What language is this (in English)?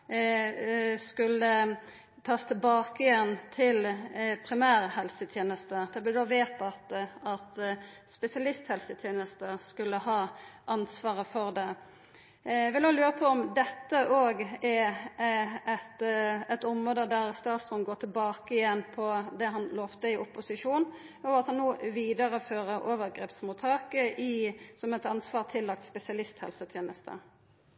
Norwegian Nynorsk